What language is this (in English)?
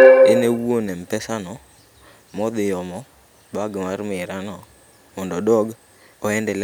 Luo (Kenya and Tanzania)